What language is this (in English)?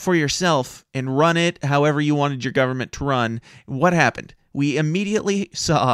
English